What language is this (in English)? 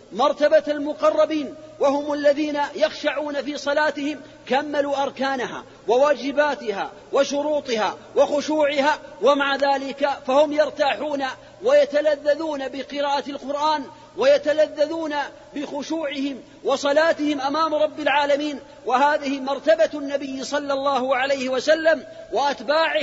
Arabic